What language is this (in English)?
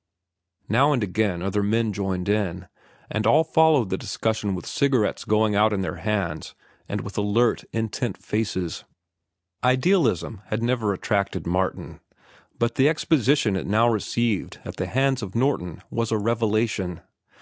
English